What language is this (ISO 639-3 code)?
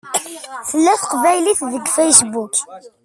kab